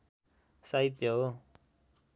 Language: Nepali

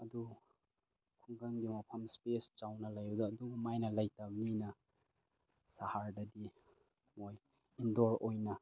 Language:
Manipuri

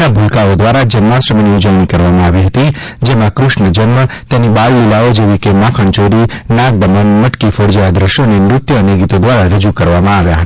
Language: Gujarati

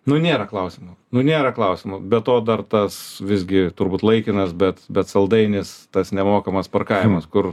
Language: Lithuanian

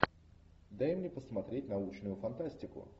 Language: Russian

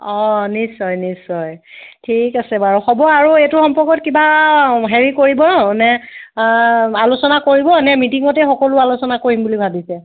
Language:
Assamese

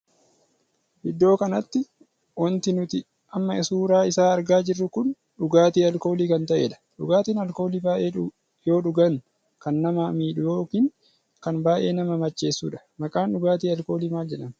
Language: Oromo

